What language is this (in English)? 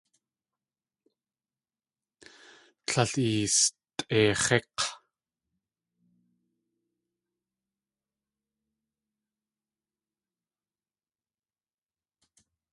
Tlingit